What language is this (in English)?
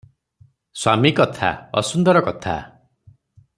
Odia